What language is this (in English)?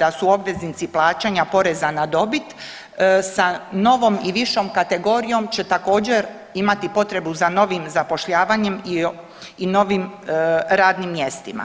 Croatian